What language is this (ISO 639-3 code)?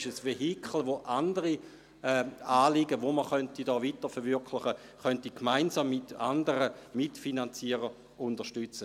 gsw